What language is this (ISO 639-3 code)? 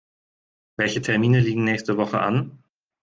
deu